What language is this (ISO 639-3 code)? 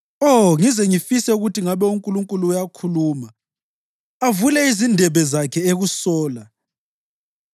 nde